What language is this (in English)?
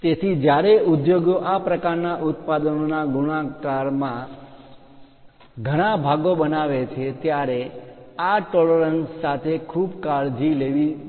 Gujarati